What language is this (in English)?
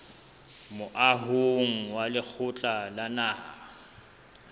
Southern Sotho